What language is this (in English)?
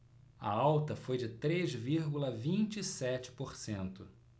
Portuguese